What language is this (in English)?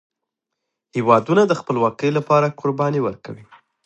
Pashto